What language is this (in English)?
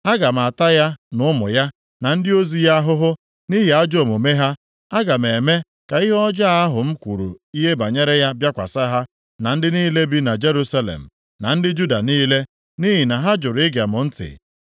Igbo